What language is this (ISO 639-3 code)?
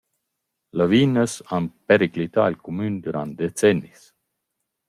roh